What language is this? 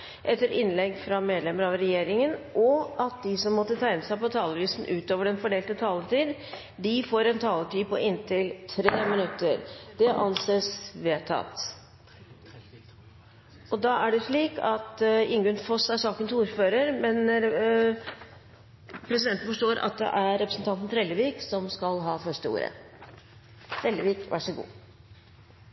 Norwegian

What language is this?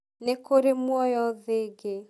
Kikuyu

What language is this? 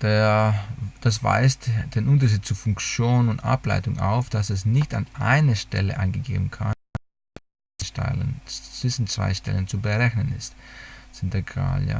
German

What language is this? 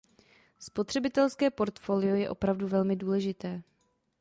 Czech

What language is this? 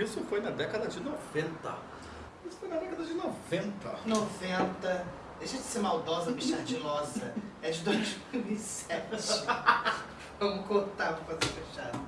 Portuguese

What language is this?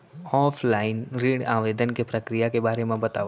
Chhattisgarhi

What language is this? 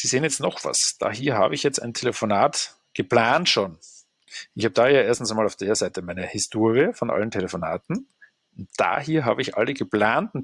German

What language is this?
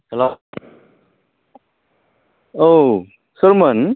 Bodo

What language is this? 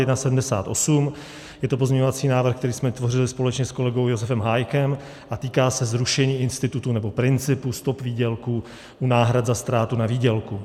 Czech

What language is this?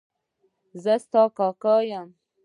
Pashto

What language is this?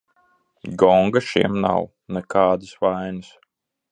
Latvian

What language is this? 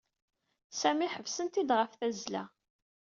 Kabyle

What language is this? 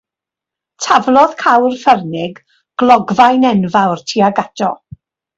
Welsh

